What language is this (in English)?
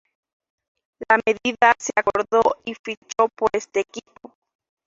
Spanish